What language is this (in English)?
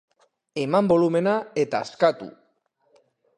Basque